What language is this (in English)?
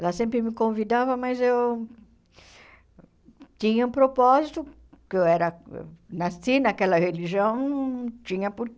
Portuguese